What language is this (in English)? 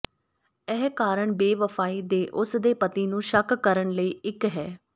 Punjabi